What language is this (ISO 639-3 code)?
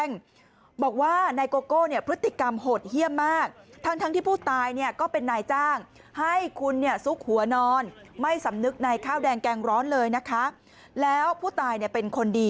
tha